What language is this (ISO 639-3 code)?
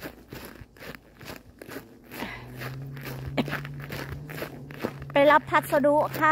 tha